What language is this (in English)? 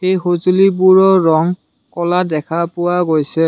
Assamese